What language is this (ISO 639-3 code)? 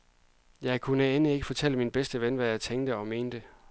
dan